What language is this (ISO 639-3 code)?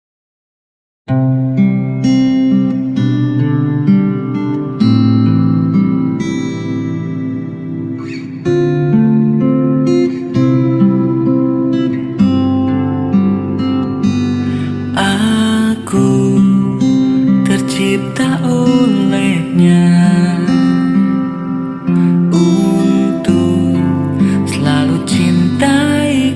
ind